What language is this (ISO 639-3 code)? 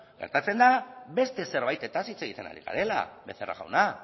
eus